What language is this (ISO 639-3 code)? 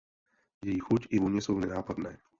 ces